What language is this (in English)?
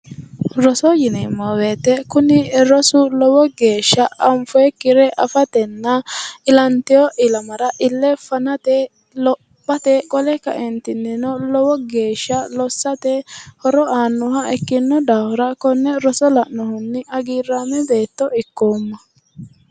Sidamo